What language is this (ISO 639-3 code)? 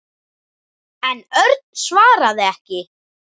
isl